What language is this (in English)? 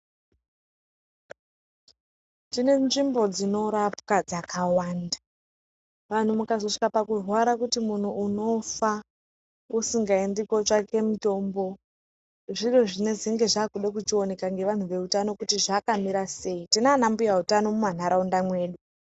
Ndau